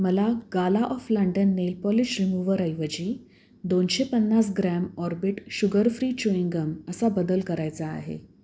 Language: Marathi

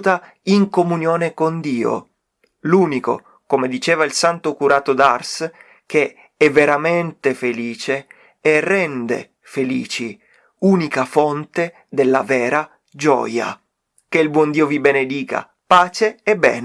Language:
Italian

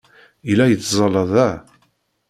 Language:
Kabyle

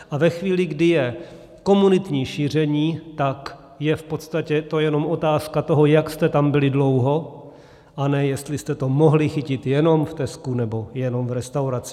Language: Czech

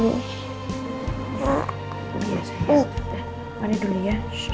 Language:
Indonesian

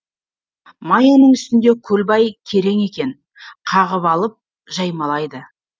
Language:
Kazakh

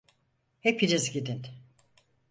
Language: Turkish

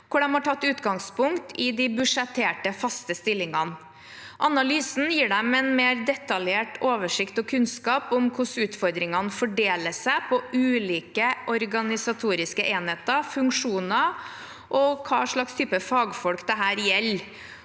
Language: Norwegian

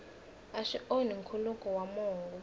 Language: Tsonga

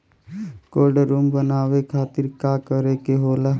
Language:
Bhojpuri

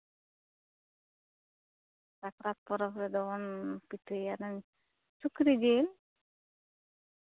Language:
Santali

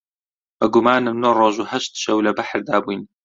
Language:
Central Kurdish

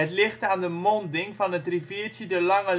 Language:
Dutch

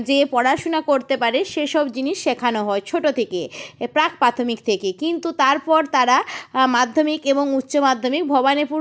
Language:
Bangla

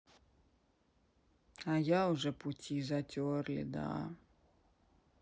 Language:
Russian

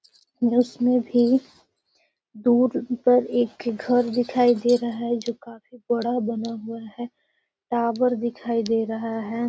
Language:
Magahi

